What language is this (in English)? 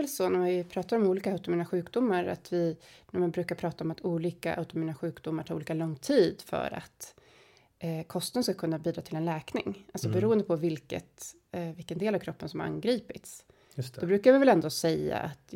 Swedish